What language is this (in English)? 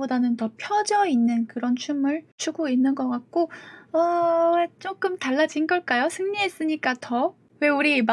Korean